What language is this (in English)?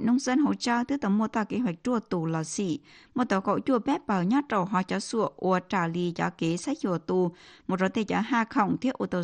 Vietnamese